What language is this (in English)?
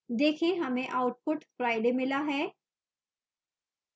Hindi